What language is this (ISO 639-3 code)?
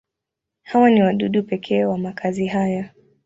swa